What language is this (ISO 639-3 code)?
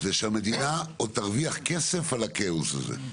heb